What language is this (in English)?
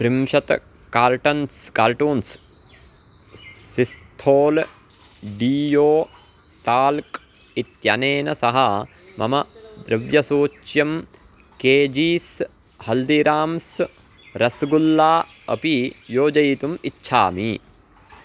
Sanskrit